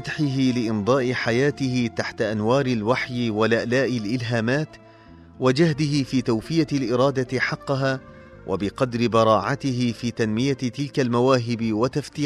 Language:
Arabic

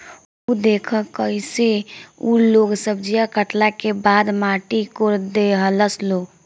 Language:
Bhojpuri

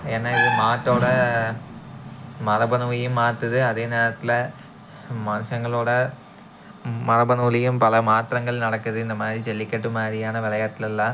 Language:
Tamil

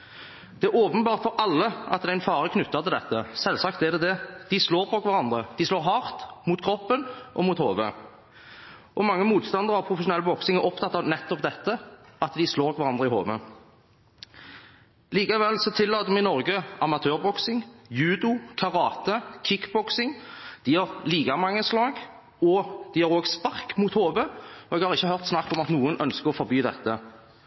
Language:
Norwegian Bokmål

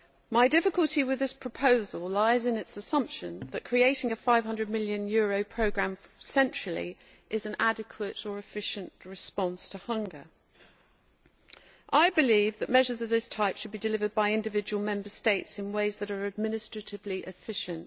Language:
English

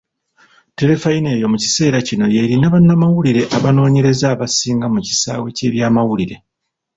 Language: Ganda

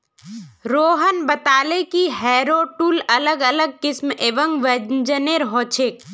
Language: Magahi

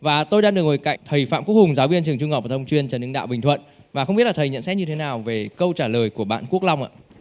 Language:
Vietnamese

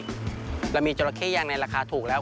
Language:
Thai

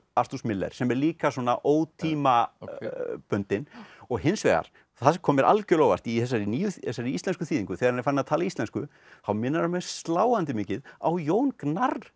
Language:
Icelandic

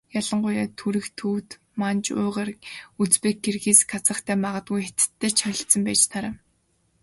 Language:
Mongolian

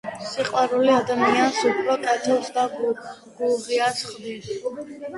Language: Georgian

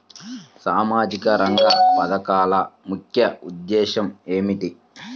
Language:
Telugu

